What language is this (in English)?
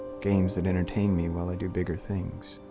English